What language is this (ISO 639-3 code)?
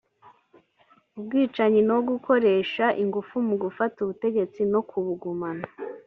kin